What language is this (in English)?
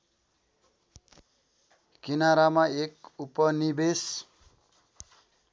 Nepali